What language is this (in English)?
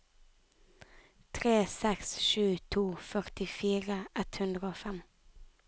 Norwegian